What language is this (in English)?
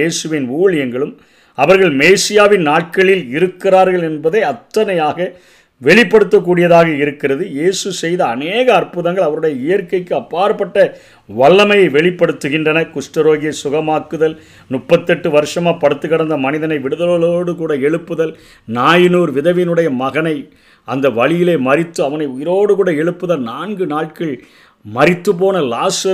Tamil